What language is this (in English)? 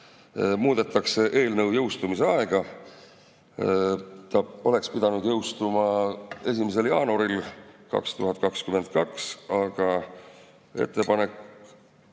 Estonian